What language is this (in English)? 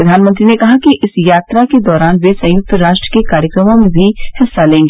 Hindi